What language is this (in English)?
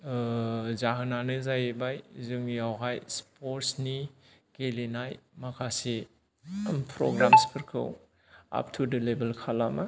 Bodo